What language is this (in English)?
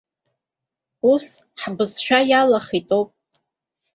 Abkhazian